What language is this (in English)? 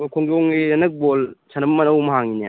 Manipuri